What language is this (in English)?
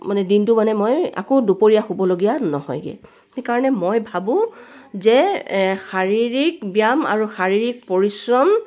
Assamese